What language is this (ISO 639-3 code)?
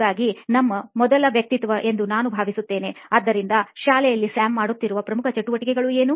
kan